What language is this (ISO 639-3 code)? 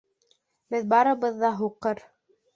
bak